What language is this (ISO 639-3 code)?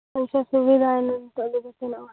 sat